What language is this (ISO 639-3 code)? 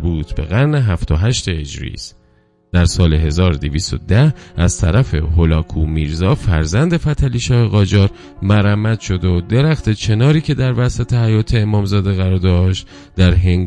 fas